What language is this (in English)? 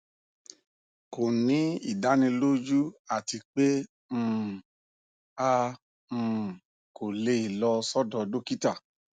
Yoruba